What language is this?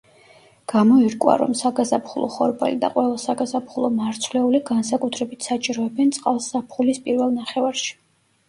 Georgian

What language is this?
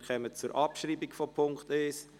Swiss German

